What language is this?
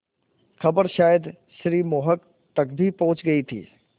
Hindi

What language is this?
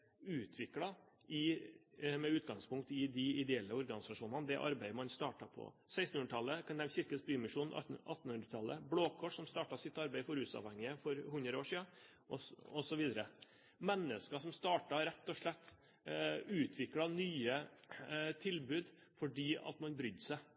Norwegian Bokmål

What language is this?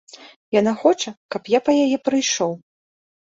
Belarusian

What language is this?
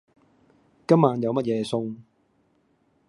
Cantonese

